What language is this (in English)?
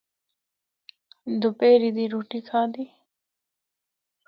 Northern Hindko